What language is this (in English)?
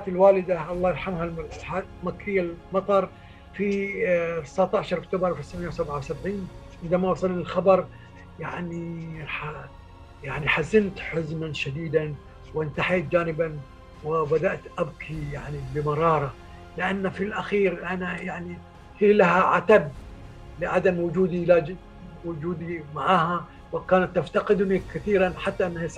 Arabic